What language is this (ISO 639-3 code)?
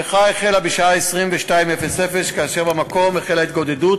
heb